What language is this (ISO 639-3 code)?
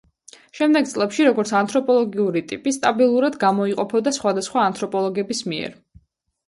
kat